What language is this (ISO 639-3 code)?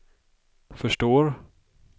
swe